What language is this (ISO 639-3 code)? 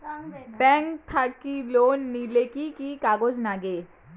ben